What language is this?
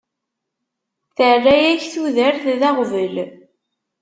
Kabyle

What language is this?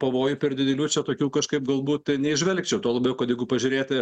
Lithuanian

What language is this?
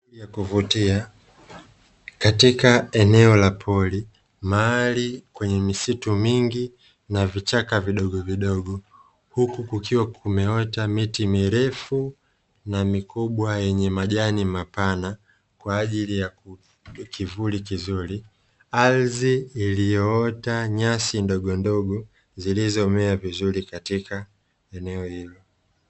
Swahili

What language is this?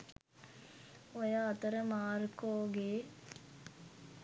Sinhala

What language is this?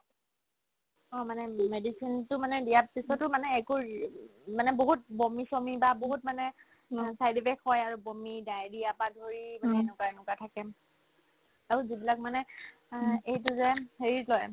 Assamese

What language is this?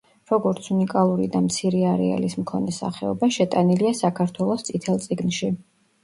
Georgian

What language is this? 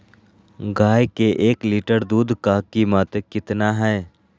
Magahi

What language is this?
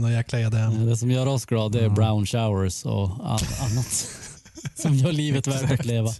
Swedish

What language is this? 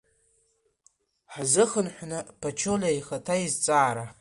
Abkhazian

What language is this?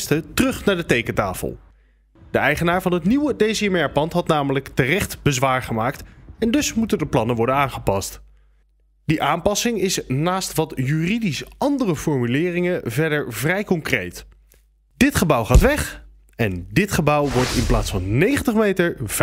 Dutch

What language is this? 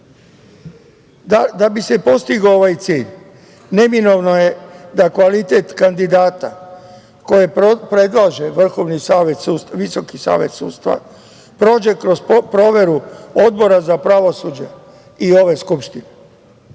Serbian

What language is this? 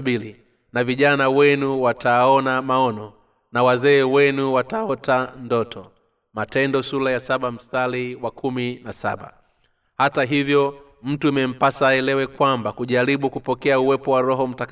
Swahili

